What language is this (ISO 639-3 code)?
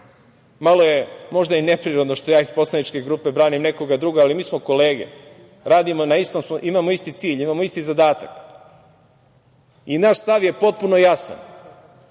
srp